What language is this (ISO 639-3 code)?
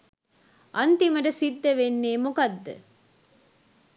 sin